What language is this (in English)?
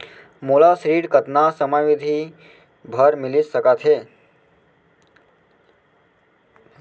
Chhattisgarhi